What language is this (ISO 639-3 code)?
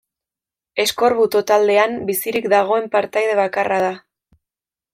eus